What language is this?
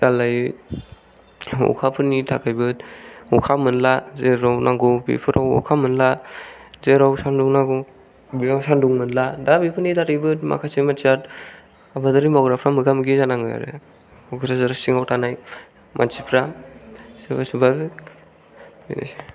Bodo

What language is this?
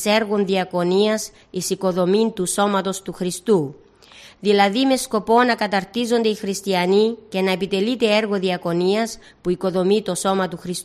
Greek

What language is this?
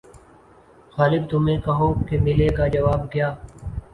Urdu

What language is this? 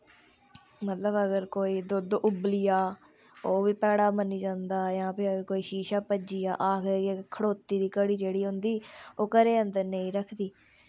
Dogri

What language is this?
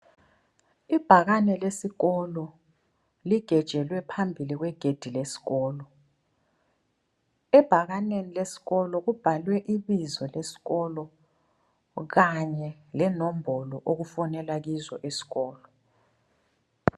North Ndebele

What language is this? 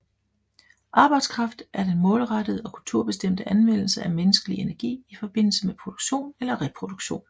Danish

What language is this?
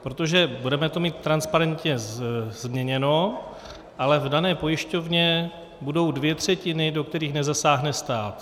Czech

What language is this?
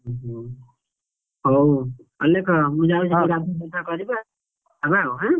Odia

